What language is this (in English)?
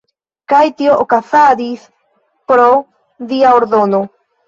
Esperanto